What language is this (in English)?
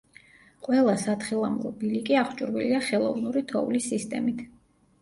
Georgian